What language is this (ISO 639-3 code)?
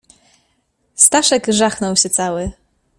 pol